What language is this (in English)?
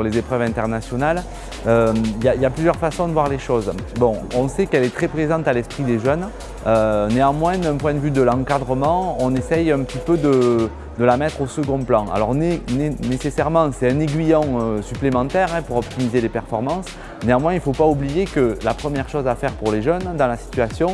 French